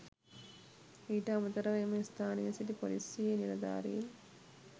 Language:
Sinhala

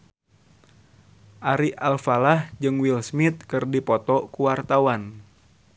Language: Sundanese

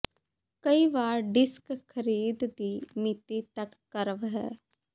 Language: Punjabi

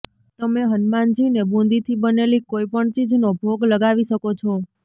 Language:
Gujarati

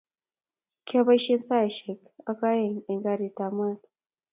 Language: Kalenjin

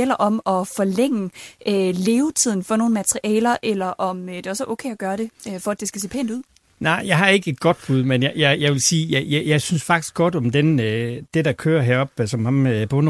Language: Danish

